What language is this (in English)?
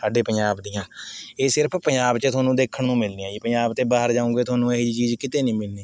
Punjabi